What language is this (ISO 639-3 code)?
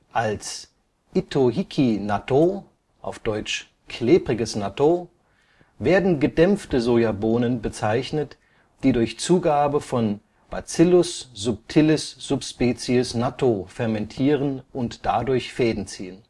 deu